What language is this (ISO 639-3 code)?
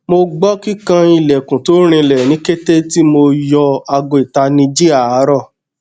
yor